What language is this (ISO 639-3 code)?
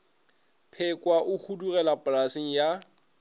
nso